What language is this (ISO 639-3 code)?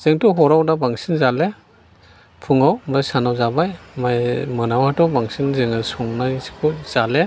brx